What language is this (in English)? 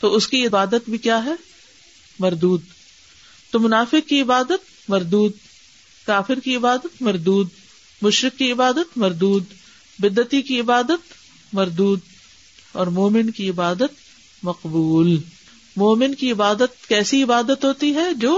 Urdu